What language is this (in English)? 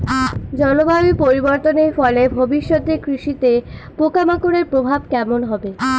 Bangla